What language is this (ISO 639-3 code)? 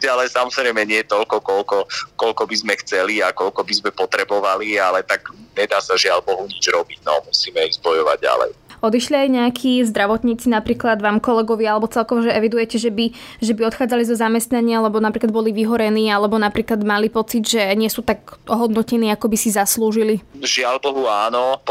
slk